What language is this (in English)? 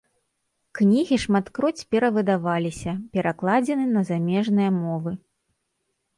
Belarusian